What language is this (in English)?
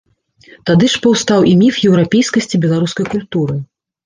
Belarusian